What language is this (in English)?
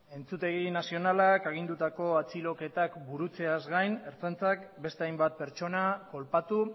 Basque